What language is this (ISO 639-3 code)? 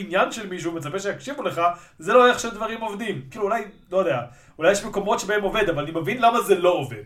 heb